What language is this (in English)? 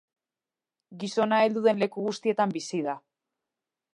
Basque